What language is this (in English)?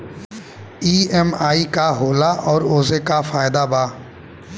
Bhojpuri